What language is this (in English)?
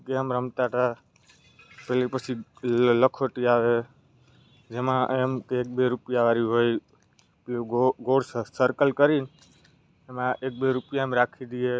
Gujarati